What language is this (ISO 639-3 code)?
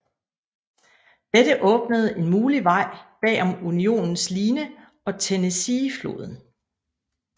dan